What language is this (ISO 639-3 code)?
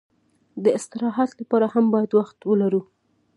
pus